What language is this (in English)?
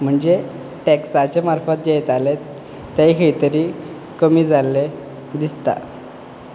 Konkani